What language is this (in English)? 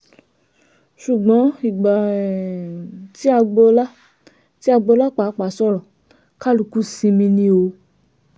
Yoruba